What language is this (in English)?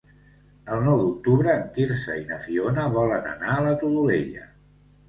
Catalan